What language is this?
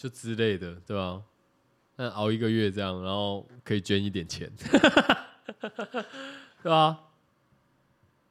Chinese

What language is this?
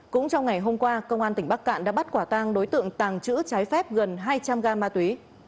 Vietnamese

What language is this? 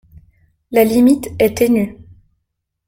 French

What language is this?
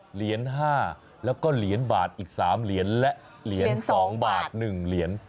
Thai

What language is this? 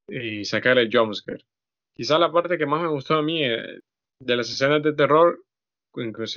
Spanish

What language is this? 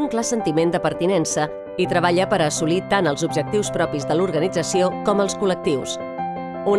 Catalan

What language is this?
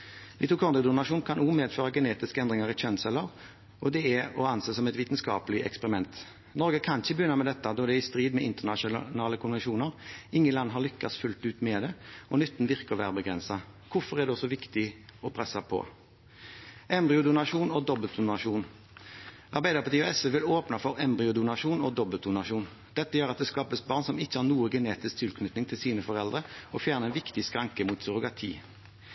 Norwegian Bokmål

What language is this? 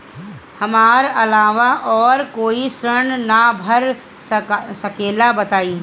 Bhojpuri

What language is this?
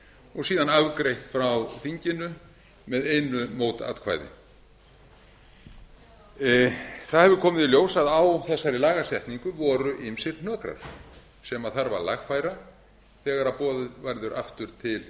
Icelandic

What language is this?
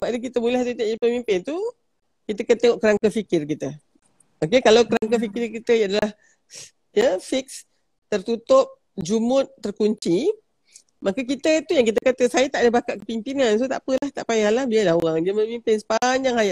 Malay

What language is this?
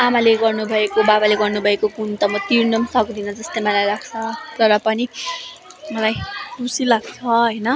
Nepali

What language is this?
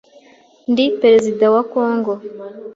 Kinyarwanda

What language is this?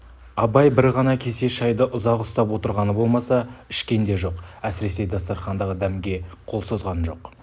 Kazakh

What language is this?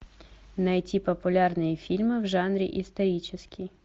Russian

